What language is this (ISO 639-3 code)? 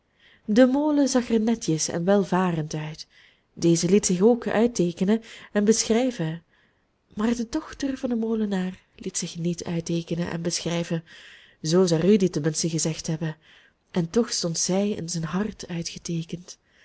nld